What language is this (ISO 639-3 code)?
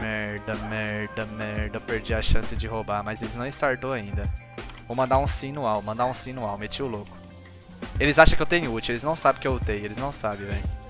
por